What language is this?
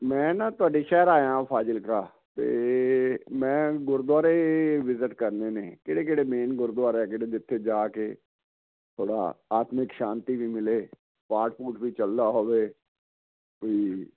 Punjabi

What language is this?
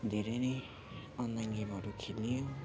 Nepali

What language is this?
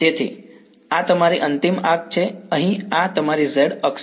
Gujarati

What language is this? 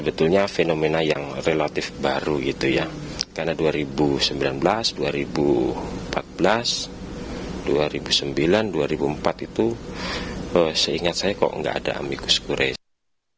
Indonesian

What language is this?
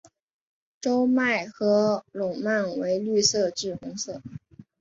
Chinese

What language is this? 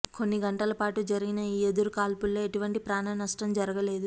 Telugu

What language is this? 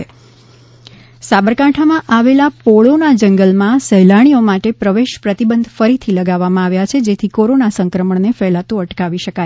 Gujarati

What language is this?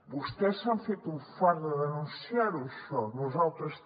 Catalan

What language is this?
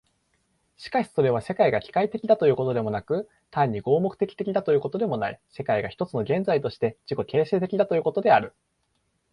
Japanese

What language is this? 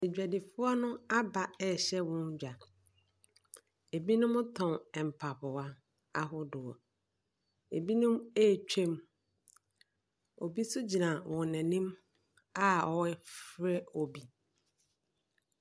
Akan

